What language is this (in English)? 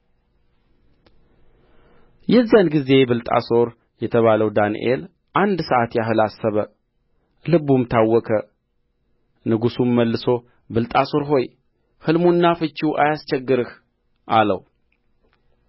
Amharic